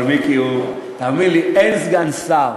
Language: Hebrew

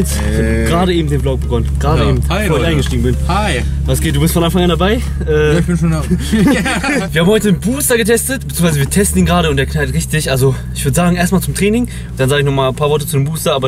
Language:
German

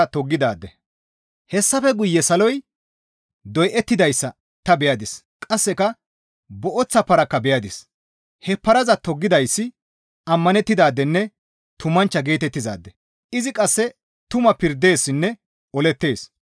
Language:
Gamo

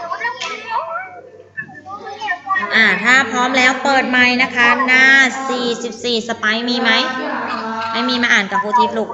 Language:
Thai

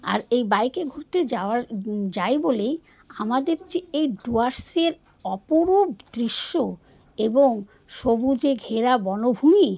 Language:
Bangla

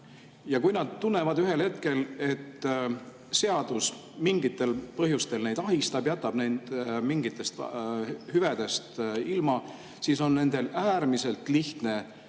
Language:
Estonian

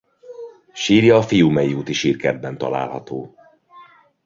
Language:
Hungarian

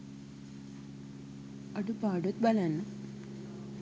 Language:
Sinhala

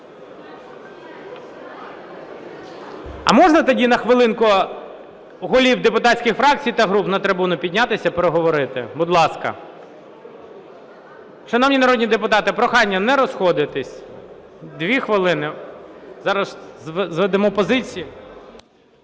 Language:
Ukrainian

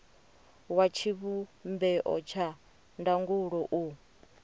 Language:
Venda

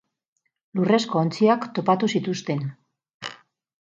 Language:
Basque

